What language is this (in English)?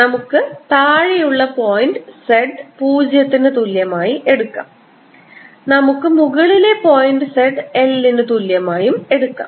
Malayalam